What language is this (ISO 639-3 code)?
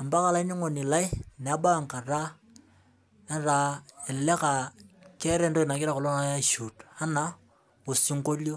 mas